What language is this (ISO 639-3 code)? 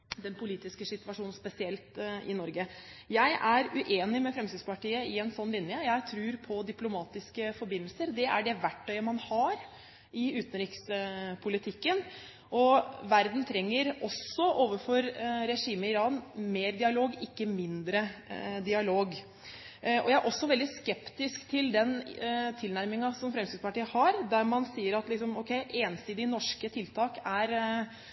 nob